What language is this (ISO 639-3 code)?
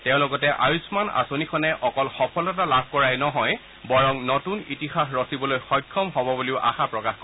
asm